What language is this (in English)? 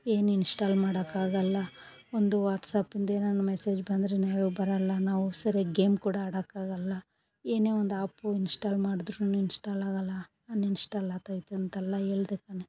Kannada